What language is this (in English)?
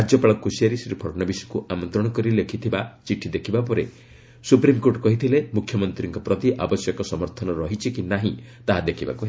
Odia